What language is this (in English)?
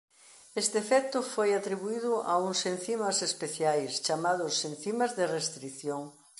Galician